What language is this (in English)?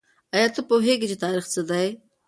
Pashto